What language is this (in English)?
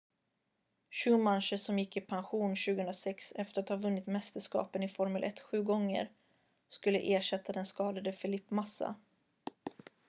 Swedish